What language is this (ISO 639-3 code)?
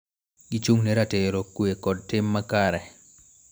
luo